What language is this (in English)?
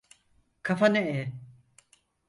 Turkish